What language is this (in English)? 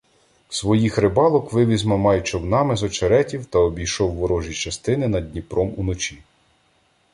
Ukrainian